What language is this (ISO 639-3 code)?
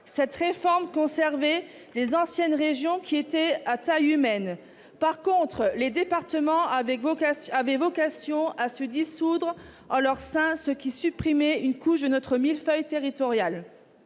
fra